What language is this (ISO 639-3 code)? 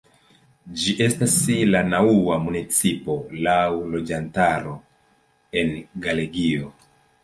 epo